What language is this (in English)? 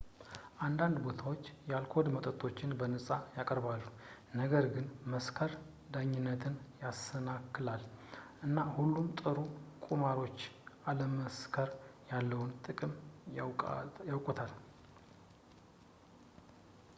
Amharic